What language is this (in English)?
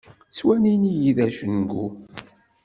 Kabyle